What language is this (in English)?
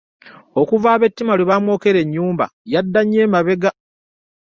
Ganda